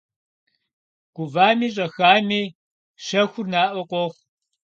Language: Kabardian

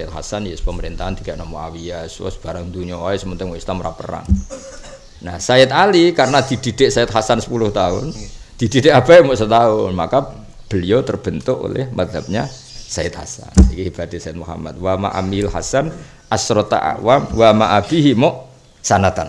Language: Indonesian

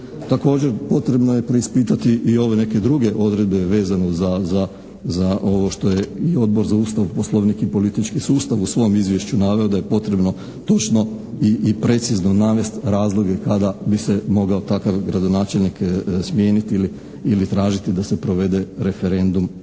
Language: Croatian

